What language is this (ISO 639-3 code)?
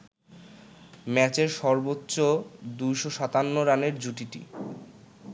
ben